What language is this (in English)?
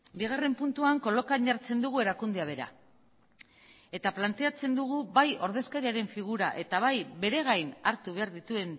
Basque